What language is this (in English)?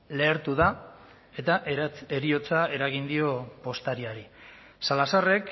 Basque